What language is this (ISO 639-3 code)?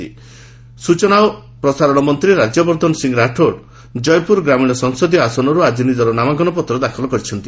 ori